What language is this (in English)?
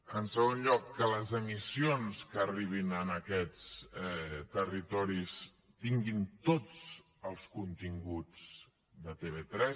Catalan